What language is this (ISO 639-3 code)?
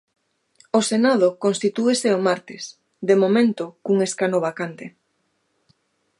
glg